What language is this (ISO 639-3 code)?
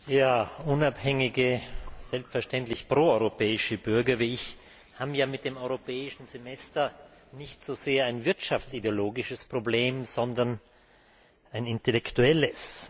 deu